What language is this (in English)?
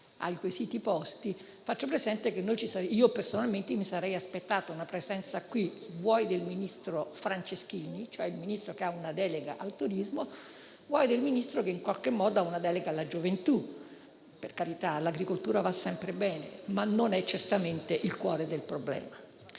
Italian